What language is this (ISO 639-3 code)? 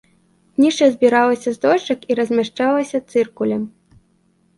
bel